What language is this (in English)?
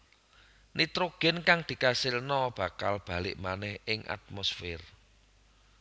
Javanese